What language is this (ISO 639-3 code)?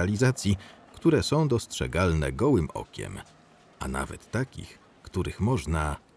pol